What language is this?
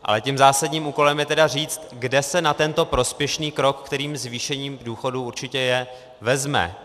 Czech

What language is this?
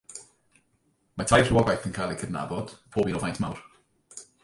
Welsh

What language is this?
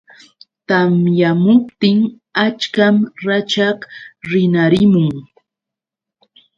Yauyos Quechua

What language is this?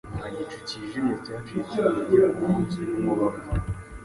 Kinyarwanda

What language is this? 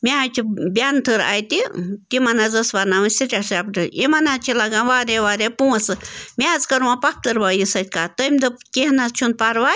Kashmiri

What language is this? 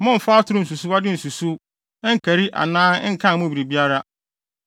Akan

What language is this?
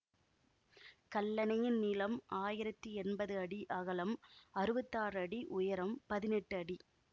Tamil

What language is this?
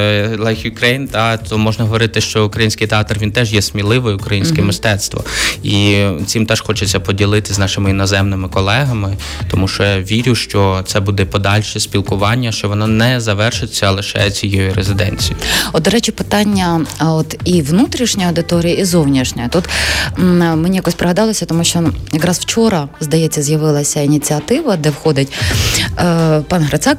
Ukrainian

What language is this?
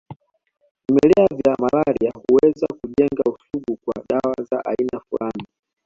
Swahili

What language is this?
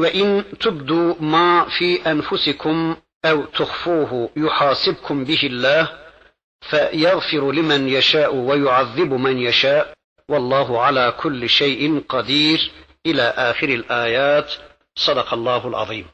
Turkish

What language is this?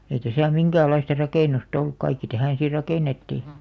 Finnish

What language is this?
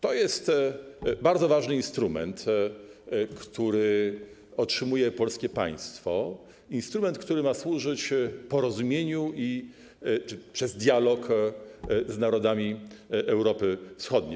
Polish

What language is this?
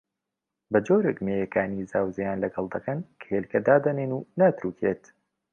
Central Kurdish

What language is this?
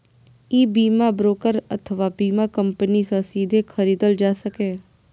Maithili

